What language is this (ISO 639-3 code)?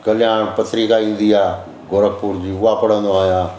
snd